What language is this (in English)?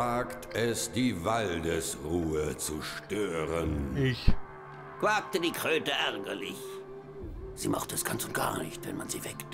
German